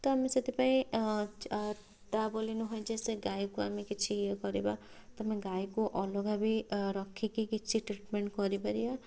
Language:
Odia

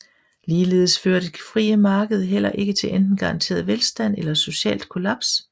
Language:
Danish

